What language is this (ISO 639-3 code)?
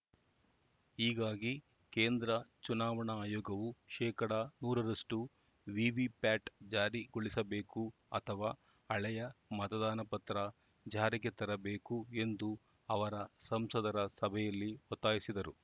kan